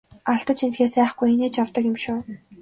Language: Mongolian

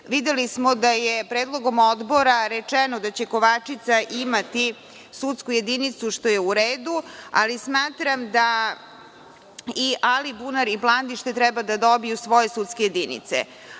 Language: Serbian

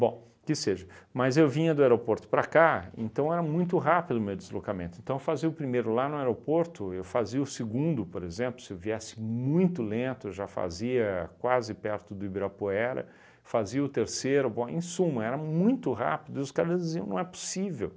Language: Portuguese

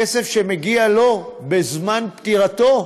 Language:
Hebrew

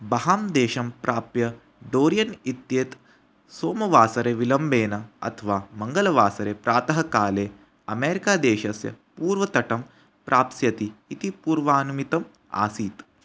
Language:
Sanskrit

